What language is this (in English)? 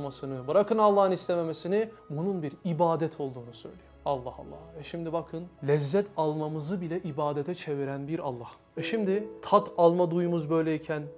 Turkish